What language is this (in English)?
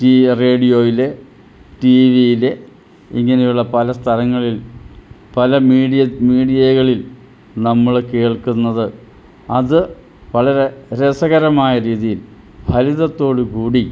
Malayalam